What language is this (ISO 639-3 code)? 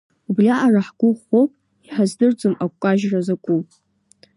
abk